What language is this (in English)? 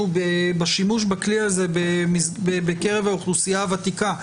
Hebrew